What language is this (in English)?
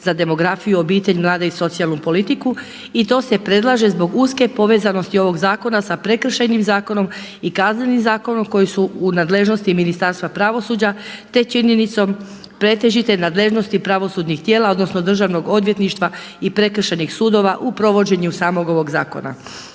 Croatian